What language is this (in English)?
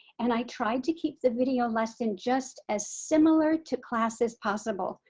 English